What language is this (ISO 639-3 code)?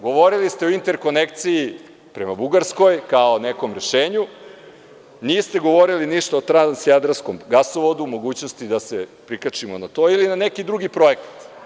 srp